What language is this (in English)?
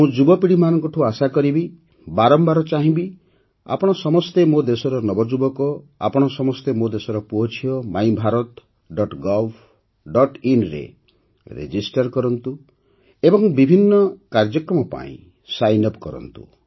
Odia